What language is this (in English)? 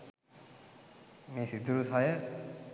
Sinhala